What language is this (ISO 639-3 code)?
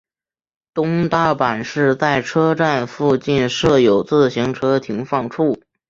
zho